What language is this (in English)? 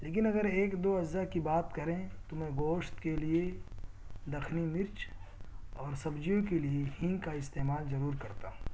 Urdu